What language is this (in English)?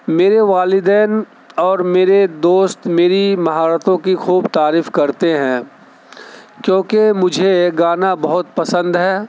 Urdu